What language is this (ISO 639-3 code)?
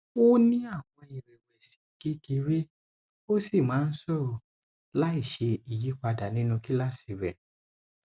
yor